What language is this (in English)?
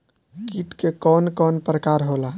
Bhojpuri